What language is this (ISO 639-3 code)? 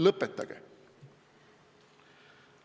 est